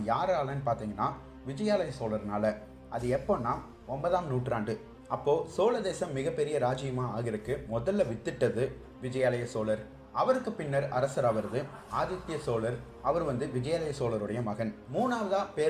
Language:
Tamil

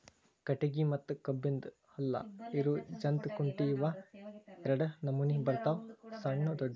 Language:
Kannada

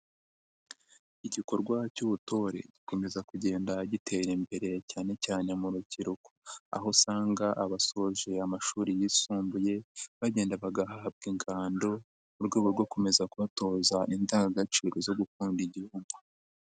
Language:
Kinyarwanda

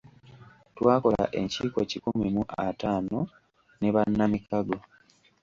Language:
Ganda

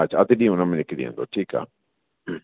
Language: Sindhi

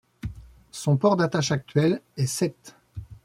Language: French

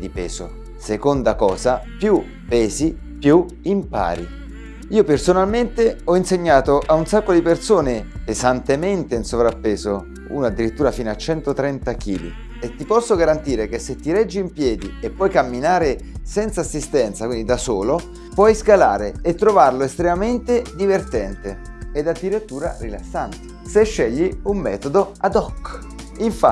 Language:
Italian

